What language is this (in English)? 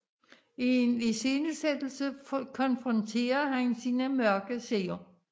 Danish